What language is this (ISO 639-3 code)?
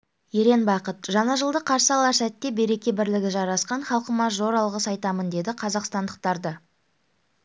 kaz